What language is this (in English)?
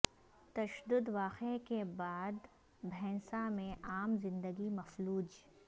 Urdu